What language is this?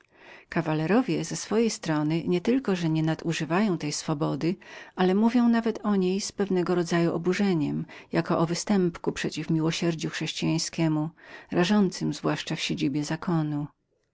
Polish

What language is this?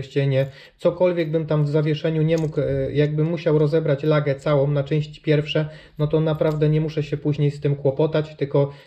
Polish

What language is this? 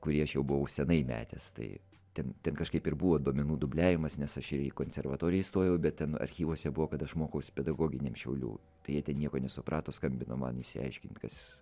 Lithuanian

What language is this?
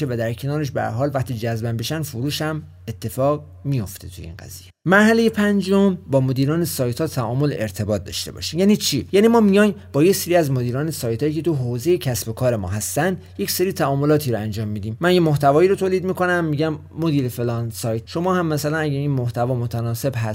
Persian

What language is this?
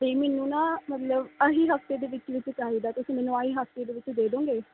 Punjabi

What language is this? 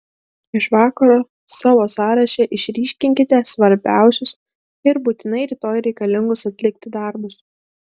Lithuanian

